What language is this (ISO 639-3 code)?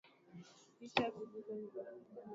swa